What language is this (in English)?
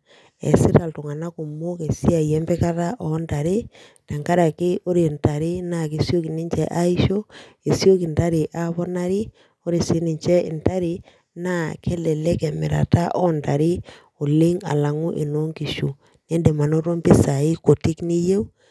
Masai